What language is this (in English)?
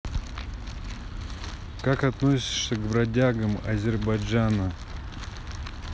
Russian